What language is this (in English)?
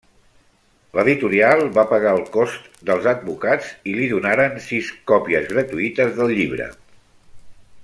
Catalan